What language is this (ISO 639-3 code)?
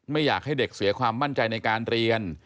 tha